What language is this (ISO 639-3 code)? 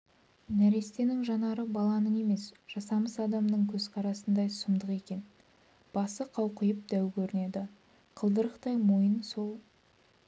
kaz